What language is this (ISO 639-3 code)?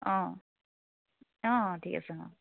asm